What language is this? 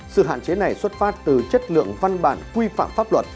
Vietnamese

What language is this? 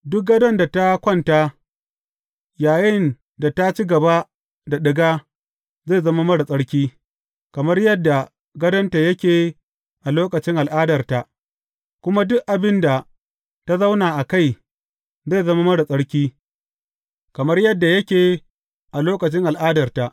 Hausa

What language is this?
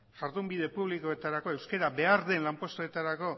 Basque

